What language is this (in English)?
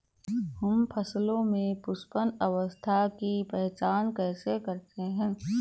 Hindi